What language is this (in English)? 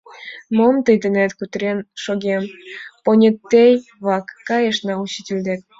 Mari